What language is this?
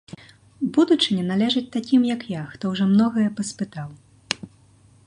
Belarusian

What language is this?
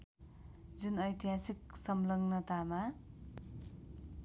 Nepali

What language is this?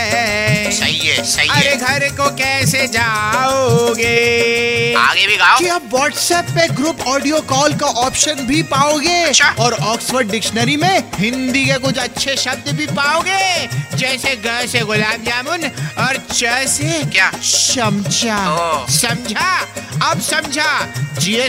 Hindi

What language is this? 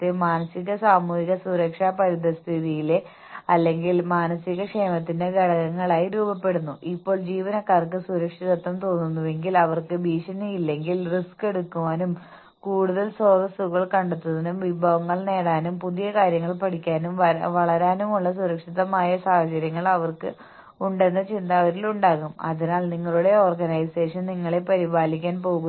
Malayalam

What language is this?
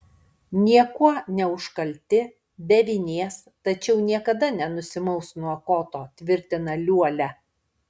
Lithuanian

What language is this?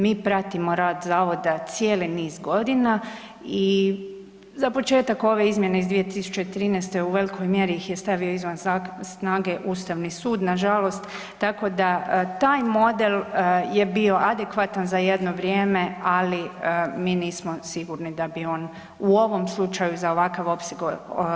Croatian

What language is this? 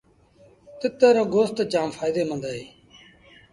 Sindhi Bhil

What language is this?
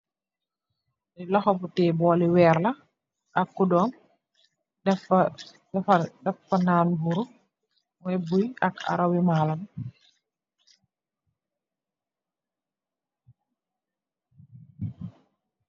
Wolof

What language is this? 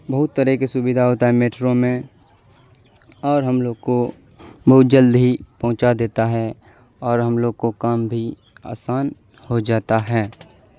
Urdu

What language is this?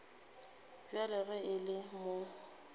Northern Sotho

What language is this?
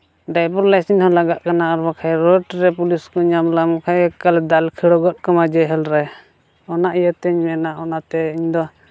Santali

